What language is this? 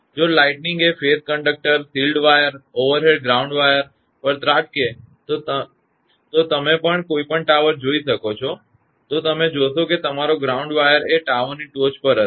Gujarati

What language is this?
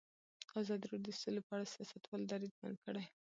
Pashto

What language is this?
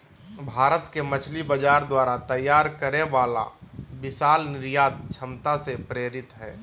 Magahi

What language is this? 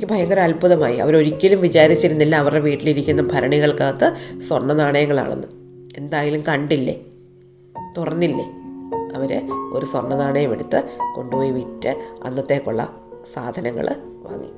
Malayalam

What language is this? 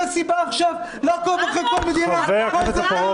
Hebrew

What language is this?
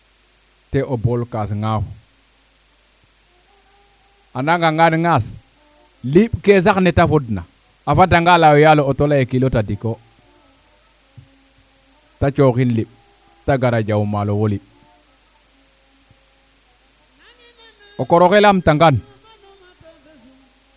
Serer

